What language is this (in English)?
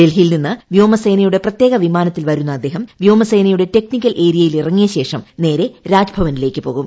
Malayalam